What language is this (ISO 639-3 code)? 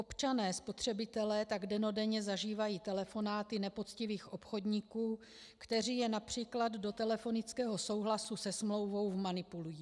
ces